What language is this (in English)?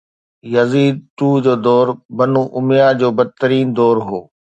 Sindhi